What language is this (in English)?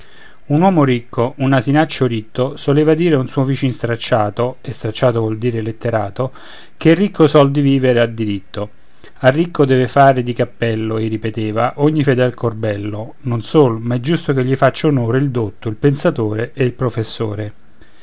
Italian